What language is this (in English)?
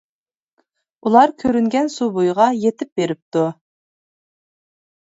Uyghur